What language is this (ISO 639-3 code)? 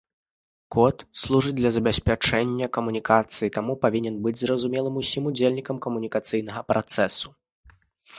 bel